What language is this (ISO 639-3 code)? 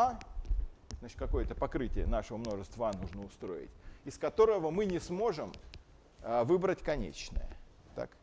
rus